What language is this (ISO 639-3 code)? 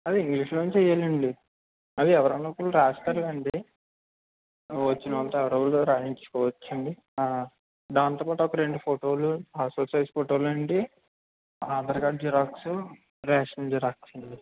tel